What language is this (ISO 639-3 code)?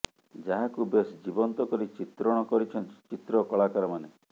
ori